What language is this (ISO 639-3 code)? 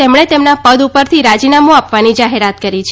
guj